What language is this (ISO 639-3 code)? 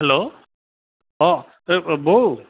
asm